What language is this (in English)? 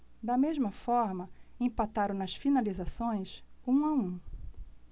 Portuguese